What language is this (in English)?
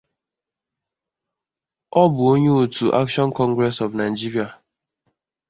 Igbo